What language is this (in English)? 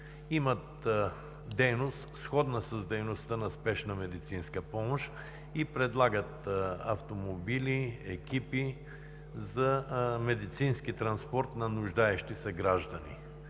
Bulgarian